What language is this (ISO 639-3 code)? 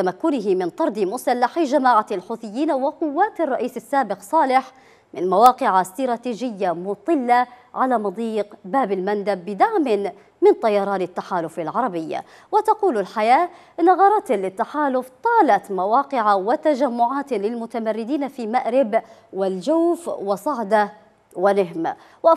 ara